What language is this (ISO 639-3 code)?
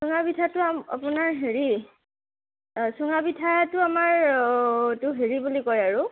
asm